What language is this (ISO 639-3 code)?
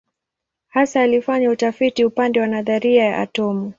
swa